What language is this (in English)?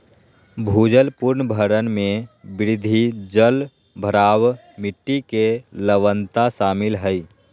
Magahi